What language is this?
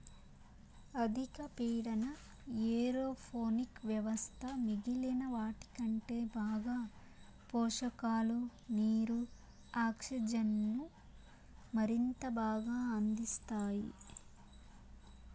Telugu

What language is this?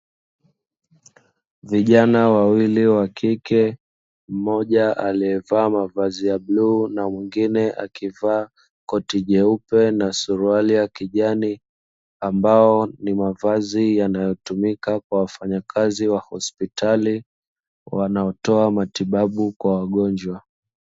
Swahili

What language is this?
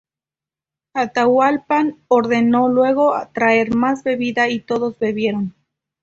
Spanish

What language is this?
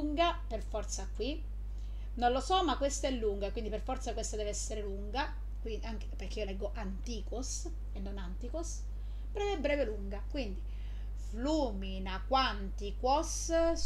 Italian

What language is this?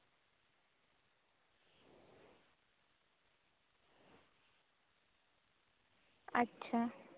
Santali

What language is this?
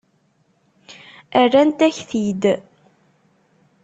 Kabyle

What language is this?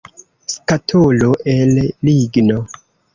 Esperanto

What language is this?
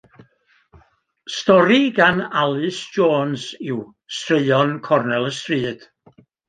Welsh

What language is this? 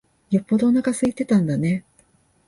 Japanese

